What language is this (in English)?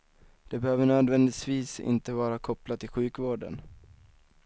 Swedish